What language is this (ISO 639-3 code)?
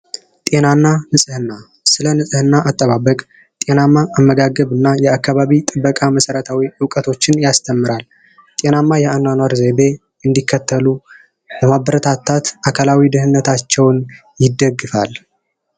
amh